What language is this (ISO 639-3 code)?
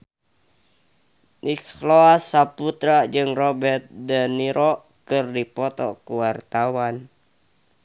sun